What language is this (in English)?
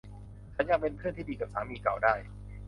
Thai